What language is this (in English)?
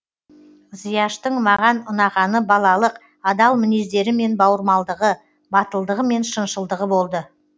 Kazakh